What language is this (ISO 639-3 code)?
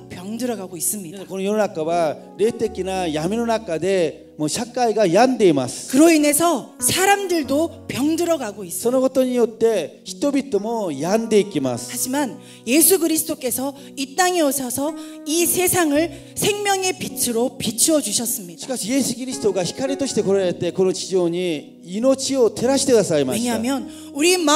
kor